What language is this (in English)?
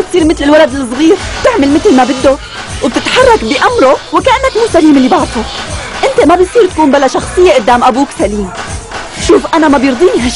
Arabic